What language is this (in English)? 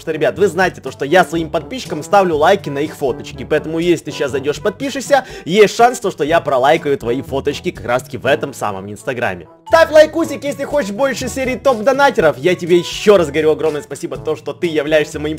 Russian